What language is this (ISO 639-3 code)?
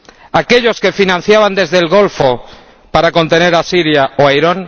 spa